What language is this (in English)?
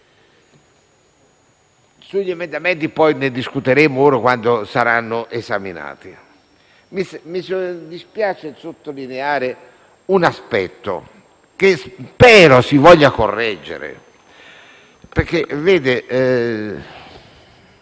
Italian